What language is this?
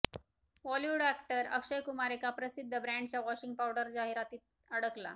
Marathi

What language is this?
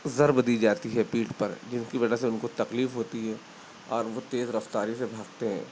Urdu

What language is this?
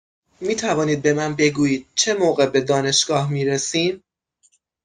Persian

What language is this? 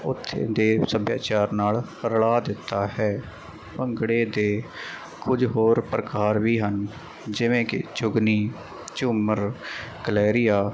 Punjabi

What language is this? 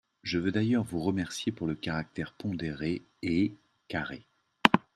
French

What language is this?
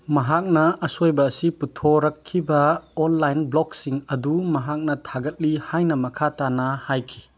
Manipuri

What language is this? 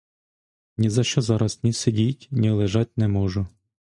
Ukrainian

